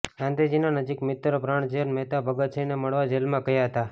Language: Gujarati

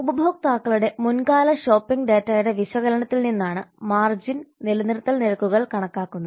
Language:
Malayalam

